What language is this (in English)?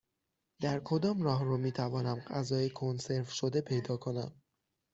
Persian